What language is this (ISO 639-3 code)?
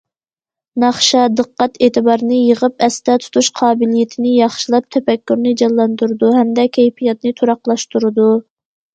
uig